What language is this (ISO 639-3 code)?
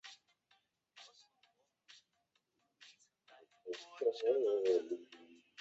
zho